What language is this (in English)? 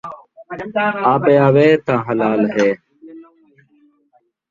Saraiki